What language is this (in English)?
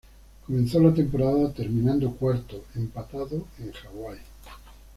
Spanish